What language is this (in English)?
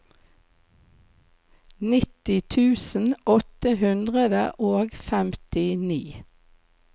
Norwegian